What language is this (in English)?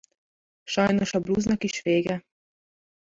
Hungarian